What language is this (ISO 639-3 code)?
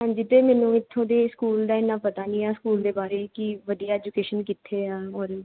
pan